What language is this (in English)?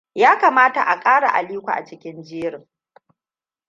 Hausa